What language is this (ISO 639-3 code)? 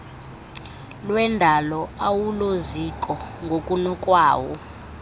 xho